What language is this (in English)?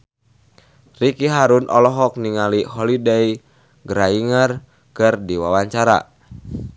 Sundanese